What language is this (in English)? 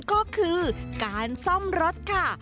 Thai